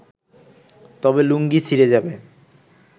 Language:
Bangla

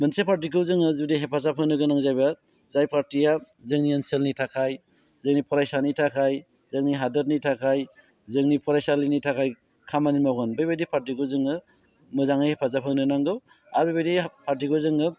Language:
Bodo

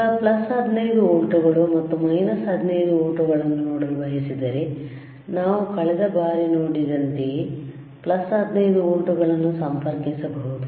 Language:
Kannada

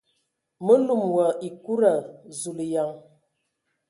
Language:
Ewondo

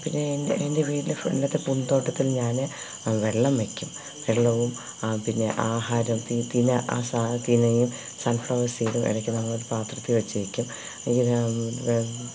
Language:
Malayalam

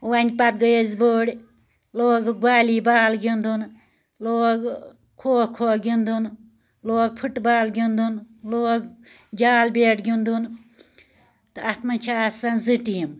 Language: Kashmiri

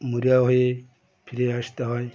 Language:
Bangla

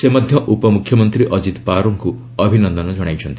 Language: Odia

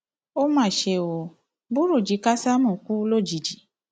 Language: Yoruba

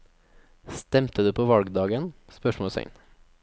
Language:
Norwegian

